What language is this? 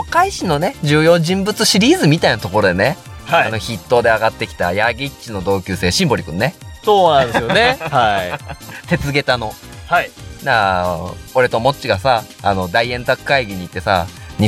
Japanese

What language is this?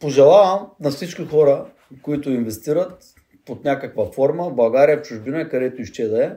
Bulgarian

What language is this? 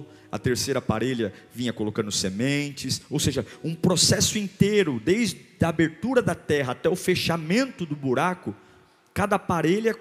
Portuguese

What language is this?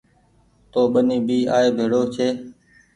Goaria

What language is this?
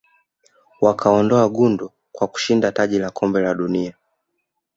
Swahili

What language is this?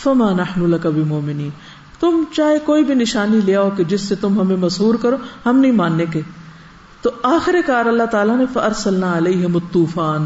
Urdu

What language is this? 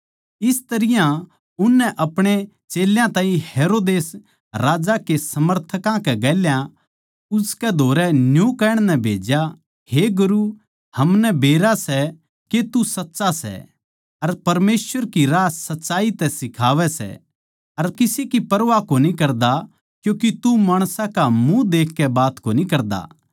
Haryanvi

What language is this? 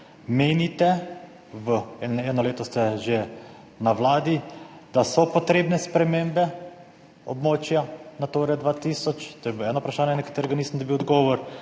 Slovenian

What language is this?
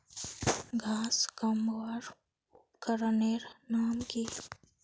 Magahi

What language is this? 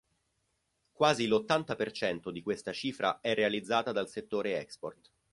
Italian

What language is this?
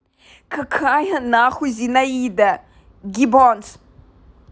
Russian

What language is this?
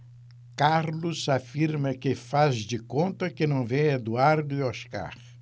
Portuguese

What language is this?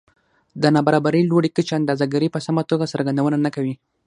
Pashto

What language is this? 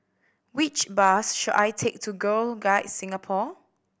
English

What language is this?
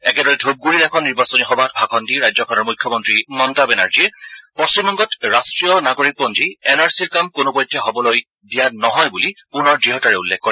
Assamese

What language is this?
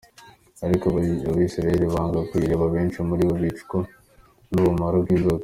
Kinyarwanda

